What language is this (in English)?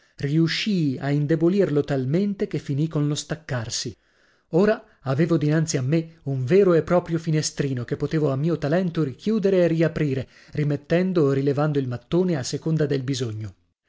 Italian